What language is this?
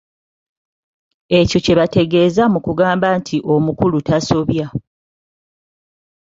Ganda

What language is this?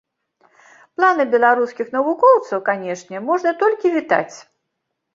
Belarusian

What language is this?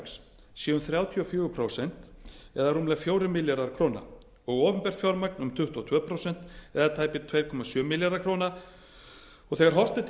Icelandic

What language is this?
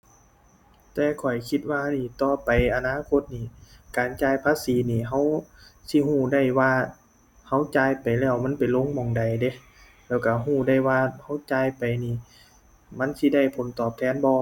Thai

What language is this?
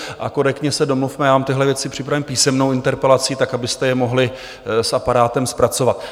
Czech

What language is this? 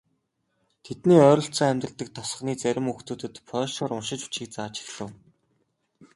Mongolian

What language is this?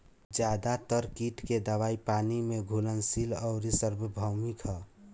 Bhojpuri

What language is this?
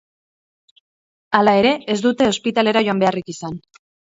Basque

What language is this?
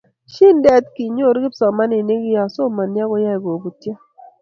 Kalenjin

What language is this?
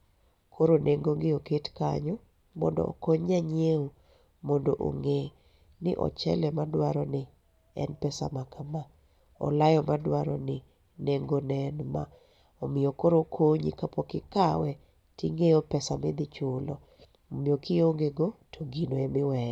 Luo (Kenya and Tanzania)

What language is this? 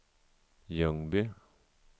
Swedish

